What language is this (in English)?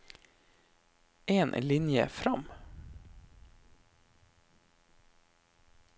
Norwegian